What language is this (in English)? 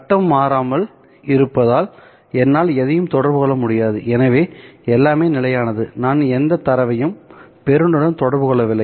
Tamil